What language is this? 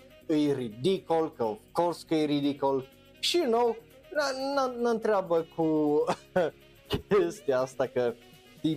Romanian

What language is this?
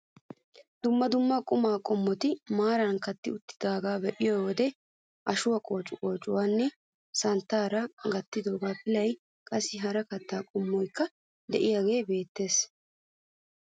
Wolaytta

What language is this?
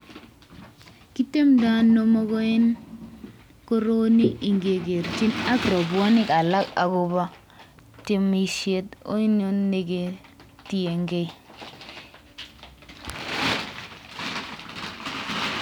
Kalenjin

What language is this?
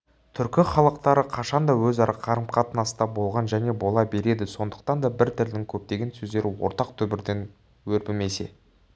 Kazakh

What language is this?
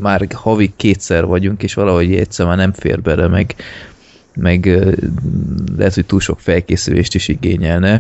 Hungarian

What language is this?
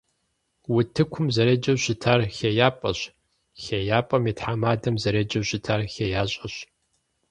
Kabardian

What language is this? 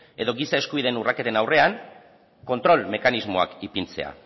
Basque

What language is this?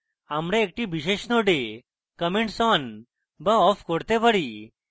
Bangla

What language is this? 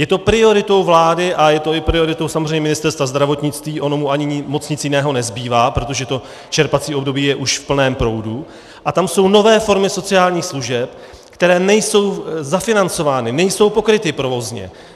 Czech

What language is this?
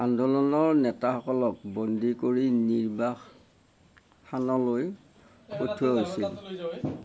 Assamese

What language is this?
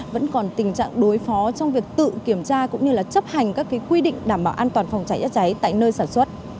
Vietnamese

